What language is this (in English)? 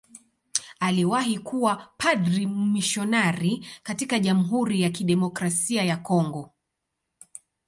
Swahili